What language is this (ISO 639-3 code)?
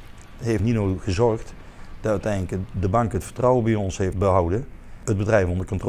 nld